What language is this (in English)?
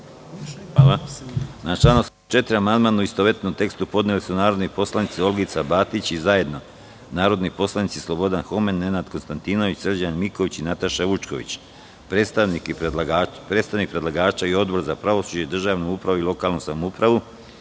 Serbian